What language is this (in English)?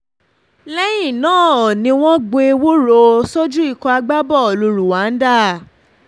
Yoruba